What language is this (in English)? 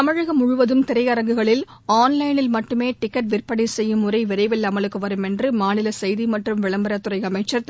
Tamil